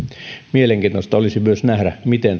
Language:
Finnish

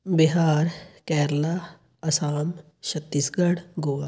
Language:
Punjabi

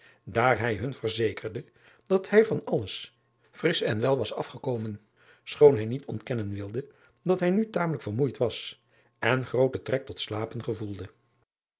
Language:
Dutch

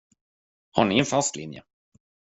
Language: Swedish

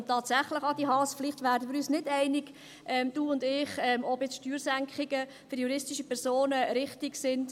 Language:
Swiss German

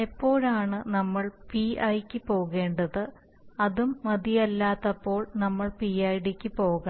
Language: Malayalam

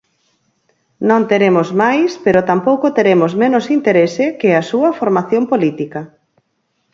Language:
Galician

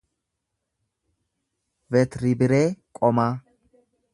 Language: Oromo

